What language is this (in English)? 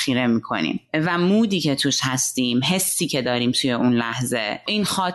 Persian